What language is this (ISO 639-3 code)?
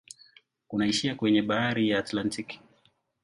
swa